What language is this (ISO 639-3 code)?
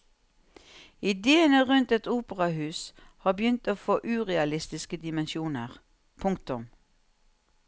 nor